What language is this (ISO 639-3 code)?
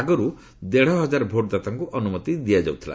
ori